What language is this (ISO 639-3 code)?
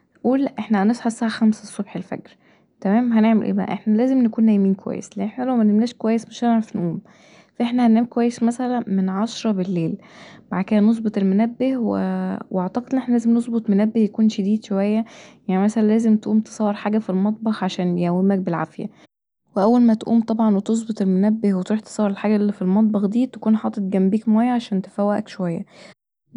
arz